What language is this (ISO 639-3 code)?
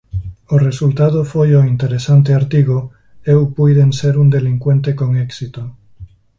glg